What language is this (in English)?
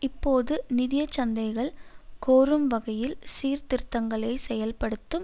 Tamil